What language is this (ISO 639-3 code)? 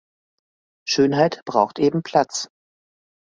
deu